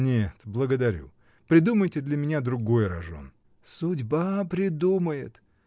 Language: Russian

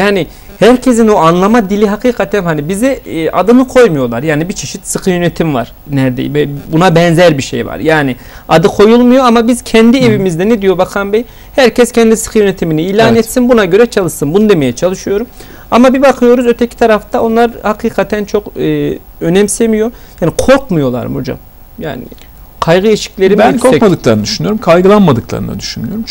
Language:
Turkish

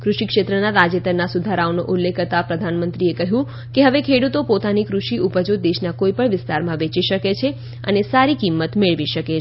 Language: Gujarati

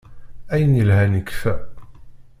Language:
Kabyle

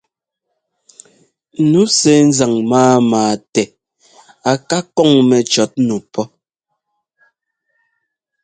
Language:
Ngomba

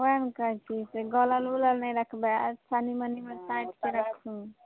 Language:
Maithili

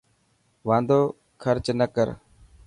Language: Dhatki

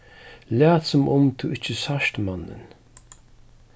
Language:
Faroese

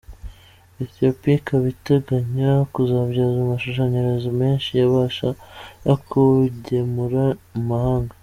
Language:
Kinyarwanda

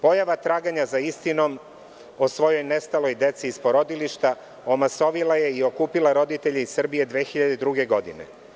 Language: Serbian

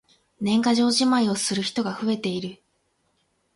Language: Japanese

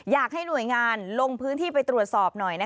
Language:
Thai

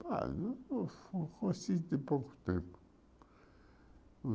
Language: Portuguese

